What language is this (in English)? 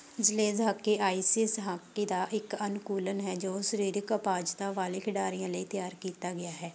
Punjabi